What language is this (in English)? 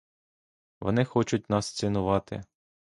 Ukrainian